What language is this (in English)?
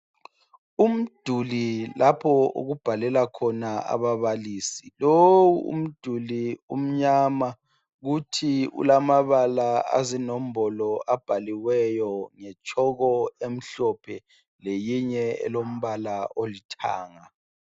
North Ndebele